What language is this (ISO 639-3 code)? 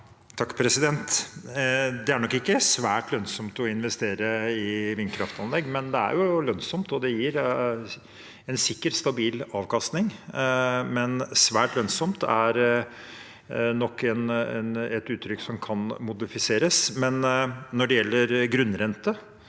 nor